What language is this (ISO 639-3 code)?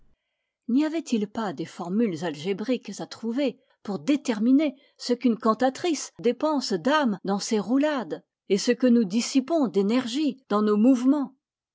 fra